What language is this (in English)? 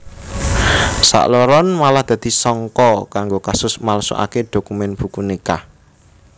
Javanese